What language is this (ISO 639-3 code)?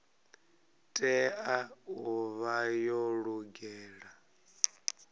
ven